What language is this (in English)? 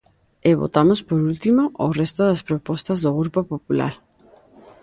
Galician